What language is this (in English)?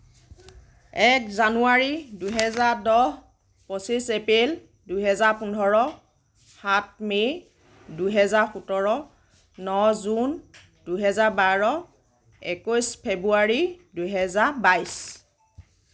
Assamese